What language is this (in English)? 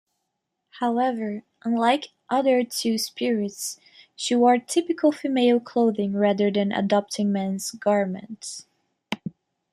English